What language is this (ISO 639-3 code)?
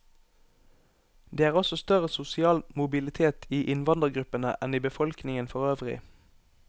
nor